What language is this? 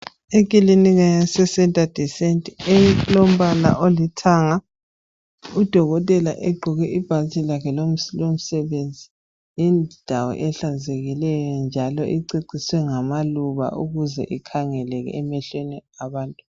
North Ndebele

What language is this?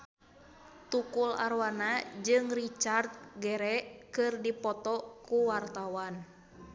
Sundanese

